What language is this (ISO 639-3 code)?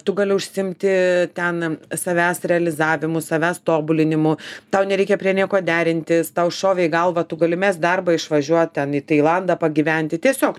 lit